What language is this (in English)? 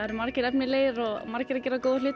Icelandic